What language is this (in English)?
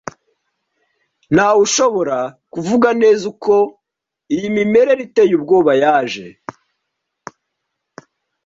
Kinyarwanda